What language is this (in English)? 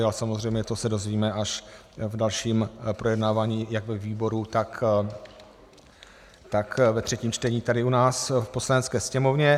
Czech